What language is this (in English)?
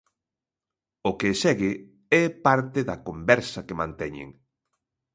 Galician